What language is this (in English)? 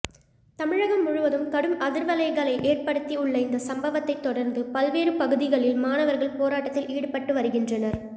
Tamil